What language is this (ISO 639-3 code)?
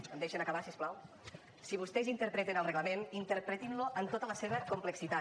cat